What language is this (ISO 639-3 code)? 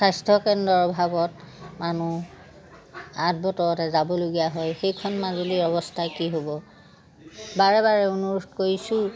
asm